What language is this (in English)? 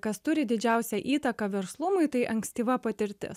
Lithuanian